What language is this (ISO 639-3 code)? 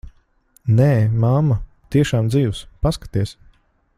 lav